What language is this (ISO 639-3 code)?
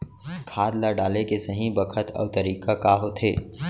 hne